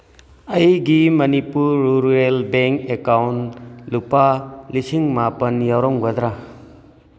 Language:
Manipuri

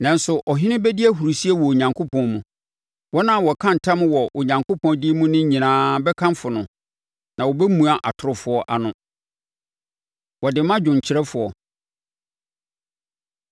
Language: Akan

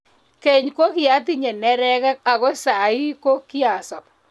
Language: Kalenjin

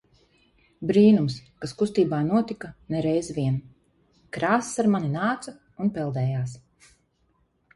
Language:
Latvian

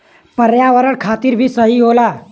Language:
Bhojpuri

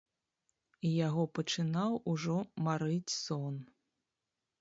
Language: Belarusian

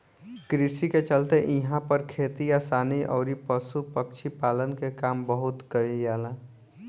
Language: Bhojpuri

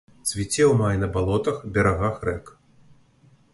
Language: Belarusian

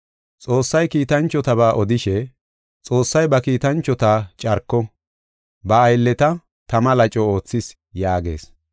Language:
Gofa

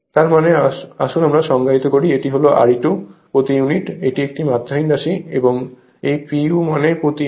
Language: Bangla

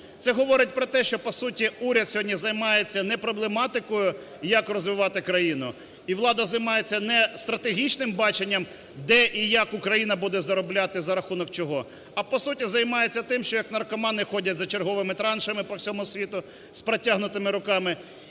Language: Ukrainian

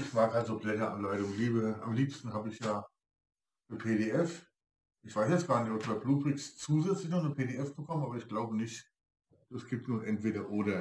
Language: German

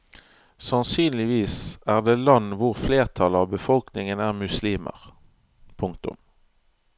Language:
Norwegian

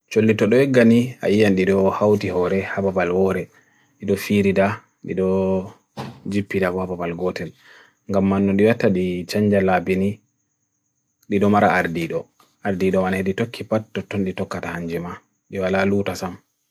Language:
Bagirmi Fulfulde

